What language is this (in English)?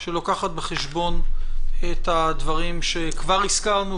Hebrew